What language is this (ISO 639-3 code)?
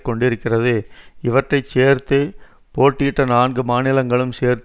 tam